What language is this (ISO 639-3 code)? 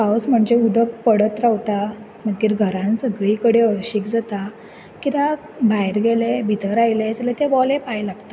kok